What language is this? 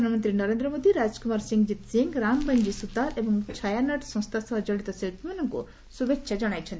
Odia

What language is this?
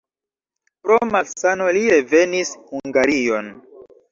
Esperanto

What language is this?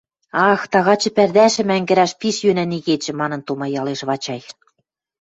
Western Mari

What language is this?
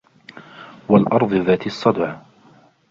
Arabic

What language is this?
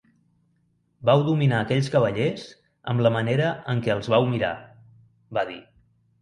Catalan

